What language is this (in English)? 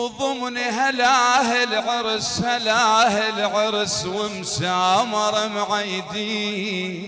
Arabic